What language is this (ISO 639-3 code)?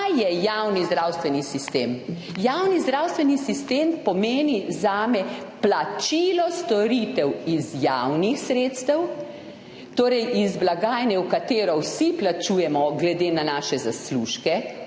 slv